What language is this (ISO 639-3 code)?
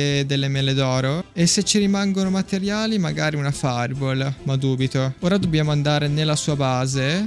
ita